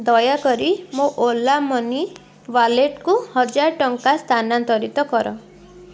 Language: Odia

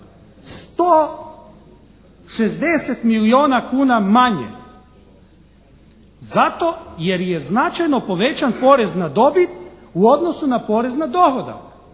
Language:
Croatian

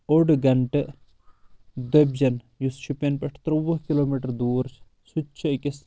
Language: Kashmiri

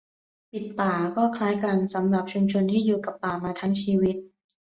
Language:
Thai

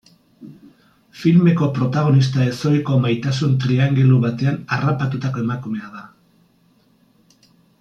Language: Basque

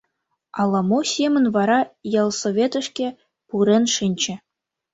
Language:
Mari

